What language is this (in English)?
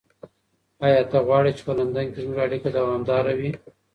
Pashto